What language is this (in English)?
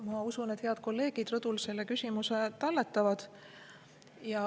Estonian